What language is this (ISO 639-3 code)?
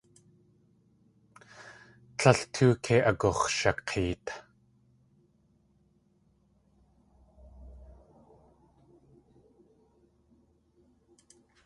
tli